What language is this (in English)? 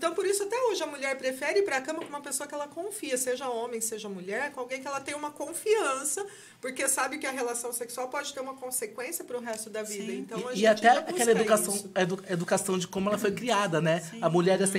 Portuguese